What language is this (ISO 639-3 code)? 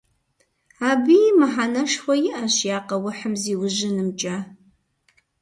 kbd